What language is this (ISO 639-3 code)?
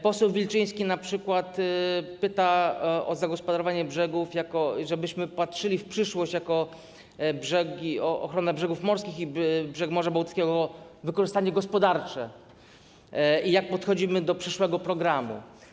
pol